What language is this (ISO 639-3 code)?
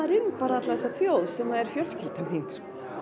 isl